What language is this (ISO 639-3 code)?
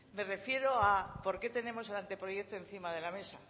spa